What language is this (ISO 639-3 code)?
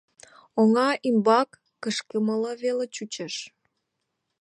chm